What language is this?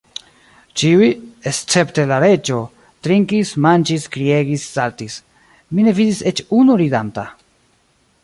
Esperanto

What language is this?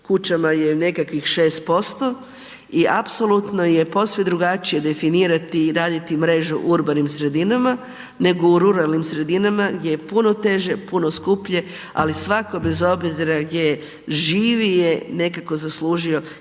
Croatian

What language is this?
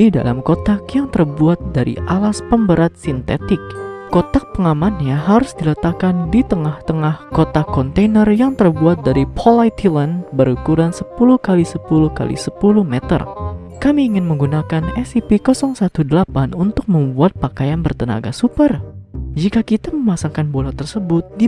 Indonesian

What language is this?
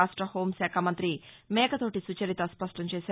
Telugu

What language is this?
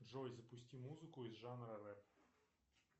Russian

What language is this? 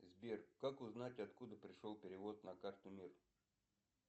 Russian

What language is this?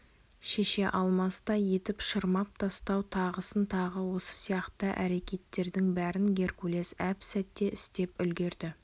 Kazakh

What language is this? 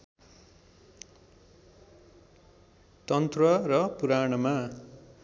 Nepali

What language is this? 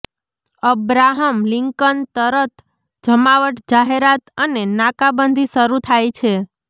Gujarati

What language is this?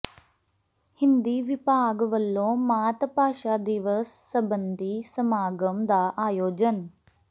Punjabi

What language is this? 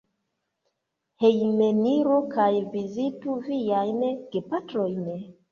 Esperanto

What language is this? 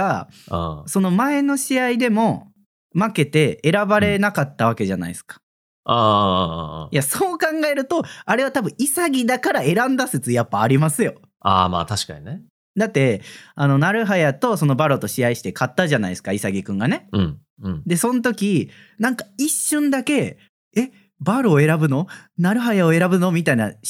Japanese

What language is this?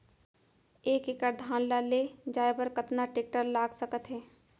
Chhattisgarhi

